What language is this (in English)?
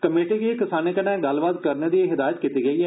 Dogri